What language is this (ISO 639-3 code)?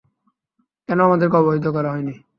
ben